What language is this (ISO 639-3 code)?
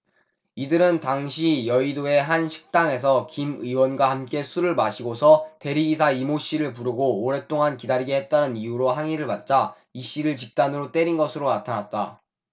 kor